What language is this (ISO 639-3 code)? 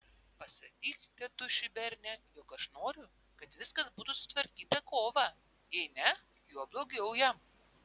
lit